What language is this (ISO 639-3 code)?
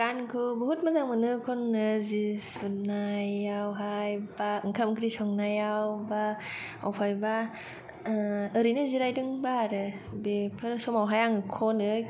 brx